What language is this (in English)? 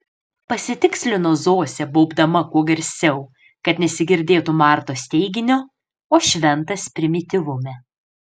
Lithuanian